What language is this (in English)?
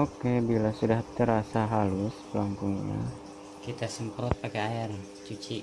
Indonesian